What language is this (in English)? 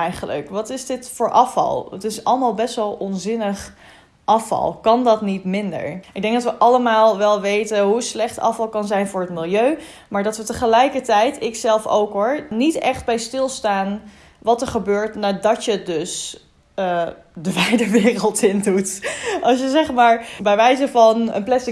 Dutch